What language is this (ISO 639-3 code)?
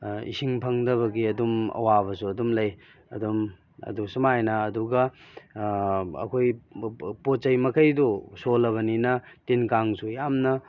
mni